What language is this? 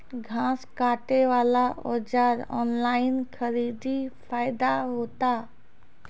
Maithili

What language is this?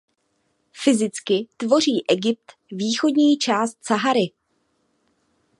Czech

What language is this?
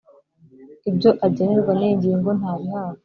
Kinyarwanda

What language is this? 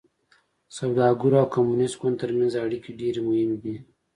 Pashto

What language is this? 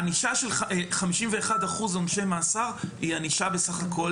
Hebrew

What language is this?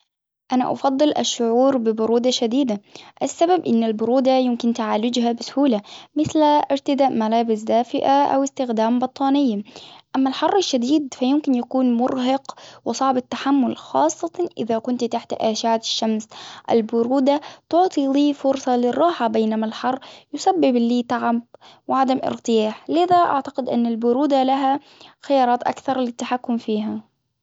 Hijazi Arabic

